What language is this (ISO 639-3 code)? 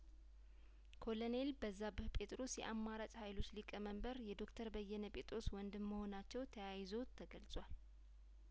amh